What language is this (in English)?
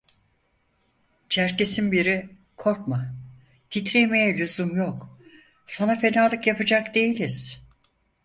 Turkish